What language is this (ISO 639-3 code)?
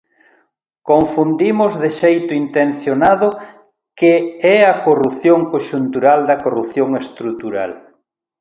glg